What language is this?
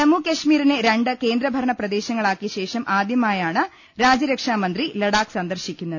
Malayalam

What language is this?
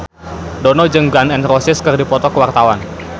Sundanese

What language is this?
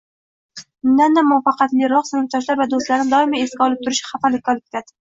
Uzbek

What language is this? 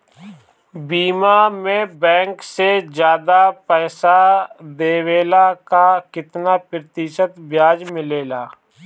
Bhojpuri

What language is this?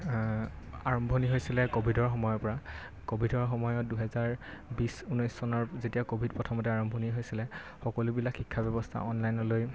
Assamese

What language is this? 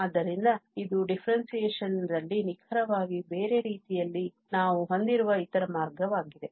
Kannada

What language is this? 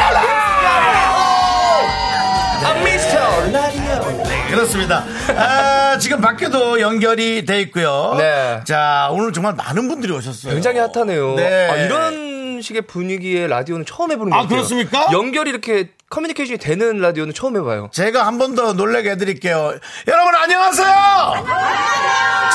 Korean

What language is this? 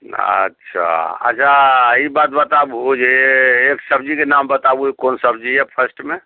Maithili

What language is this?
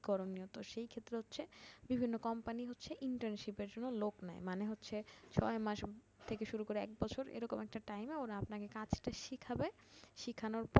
Bangla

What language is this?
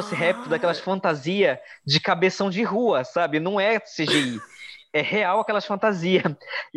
Portuguese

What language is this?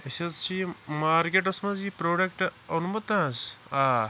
Kashmiri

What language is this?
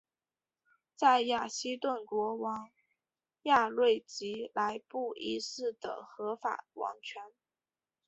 Chinese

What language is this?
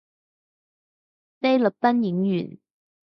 Cantonese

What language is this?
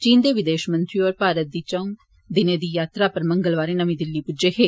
Dogri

